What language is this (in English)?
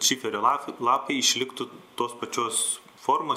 Lithuanian